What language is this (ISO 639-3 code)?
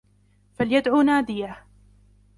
ara